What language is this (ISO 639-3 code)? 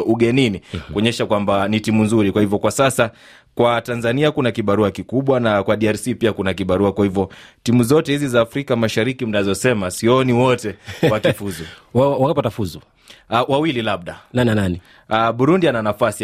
swa